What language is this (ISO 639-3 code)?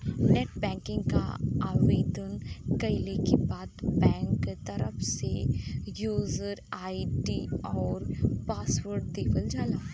bho